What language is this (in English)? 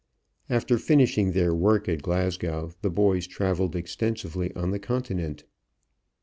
English